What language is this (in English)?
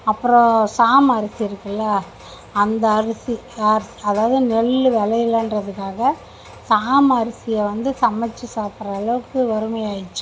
Tamil